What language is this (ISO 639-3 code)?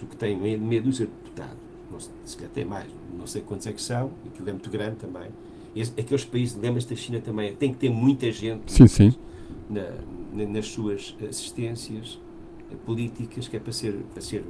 por